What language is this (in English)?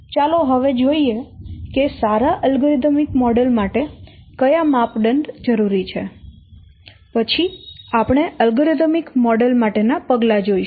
Gujarati